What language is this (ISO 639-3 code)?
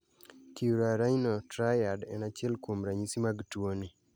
luo